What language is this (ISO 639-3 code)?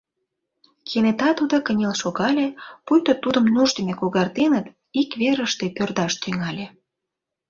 chm